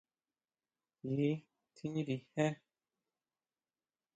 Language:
Huautla Mazatec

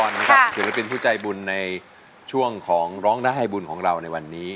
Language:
Thai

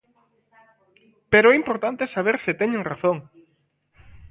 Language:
Galician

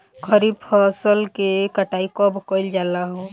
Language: Bhojpuri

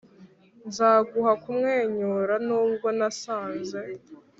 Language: Kinyarwanda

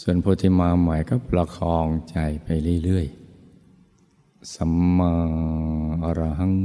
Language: Thai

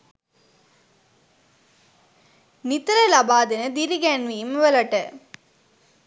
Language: Sinhala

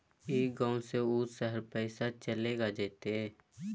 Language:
Magahi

